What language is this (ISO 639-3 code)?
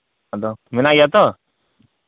sat